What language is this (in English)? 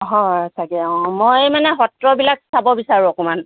Assamese